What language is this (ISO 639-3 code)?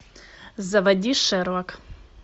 rus